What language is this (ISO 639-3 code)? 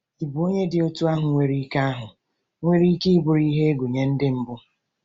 ibo